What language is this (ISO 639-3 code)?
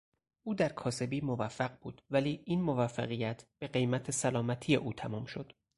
fas